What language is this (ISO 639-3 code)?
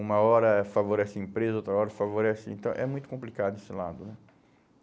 por